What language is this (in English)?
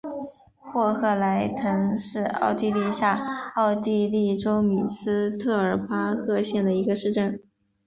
Chinese